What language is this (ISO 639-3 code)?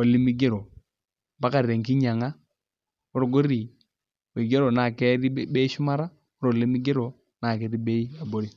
mas